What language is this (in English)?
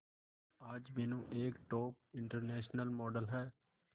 Hindi